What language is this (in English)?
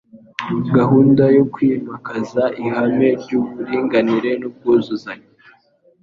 Kinyarwanda